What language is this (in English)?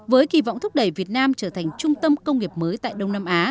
Vietnamese